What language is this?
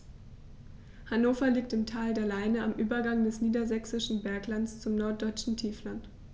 German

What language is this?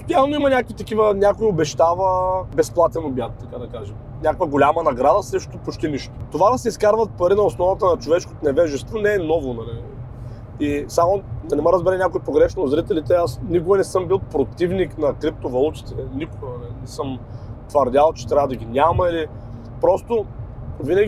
Bulgarian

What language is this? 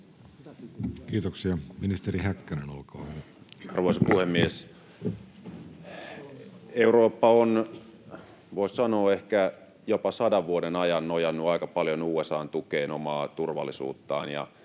Finnish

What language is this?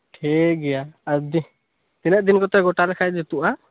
Santali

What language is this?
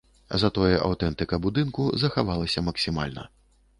Belarusian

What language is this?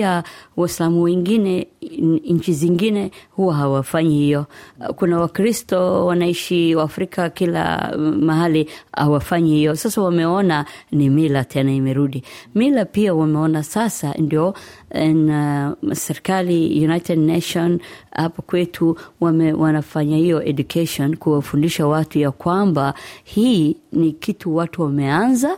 Swahili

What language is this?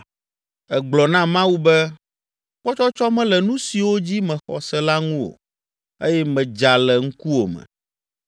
Ewe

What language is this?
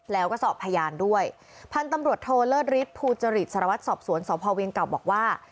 Thai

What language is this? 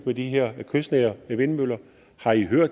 Danish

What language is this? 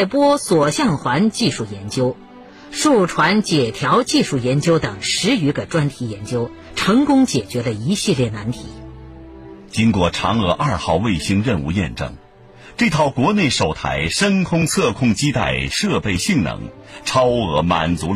Chinese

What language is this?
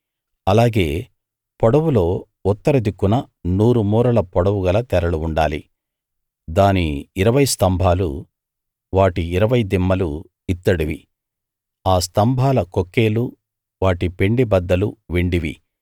Telugu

